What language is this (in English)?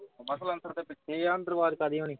Punjabi